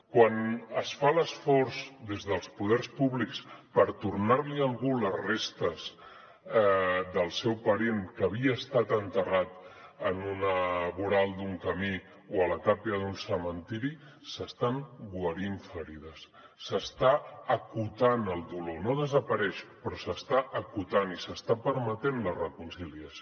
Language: Catalan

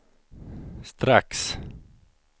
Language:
Swedish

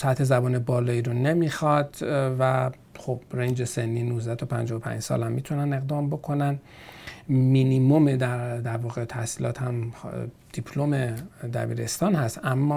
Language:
Persian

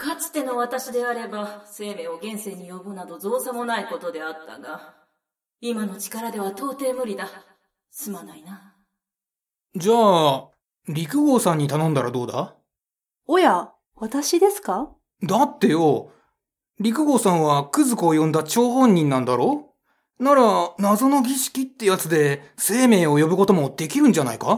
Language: Japanese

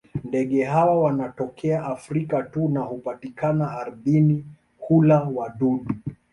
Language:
Swahili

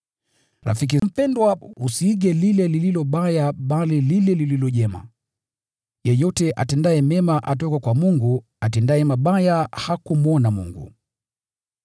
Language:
Swahili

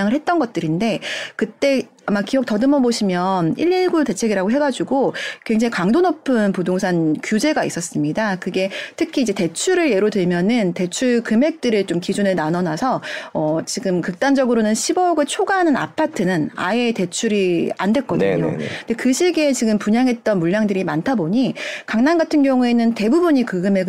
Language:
Korean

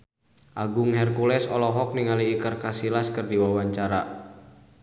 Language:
Sundanese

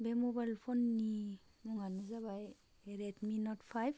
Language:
Bodo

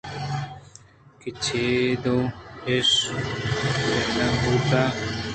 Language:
Eastern Balochi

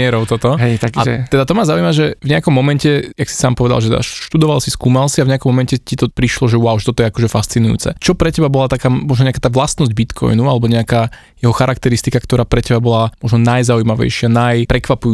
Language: Slovak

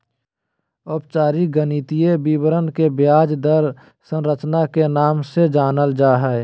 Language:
Magahi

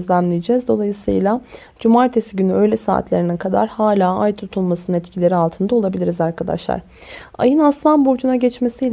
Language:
Turkish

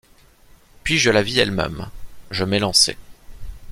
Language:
French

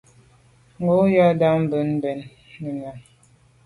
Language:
Medumba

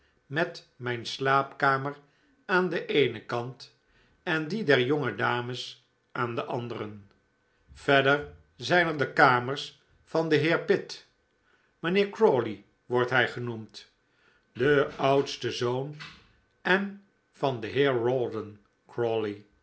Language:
Dutch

